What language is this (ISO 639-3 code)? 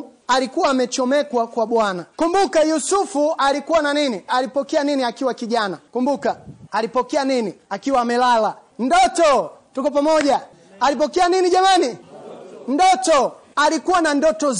swa